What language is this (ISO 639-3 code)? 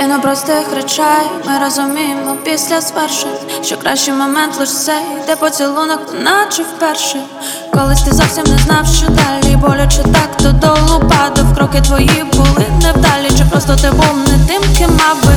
ukr